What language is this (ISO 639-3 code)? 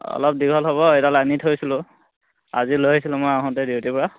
asm